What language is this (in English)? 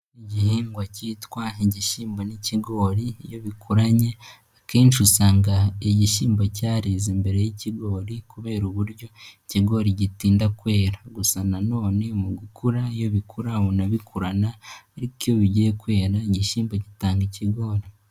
Kinyarwanda